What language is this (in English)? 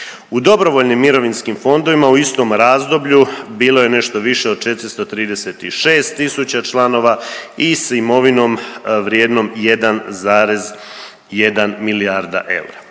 Croatian